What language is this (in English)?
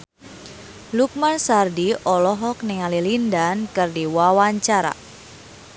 Sundanese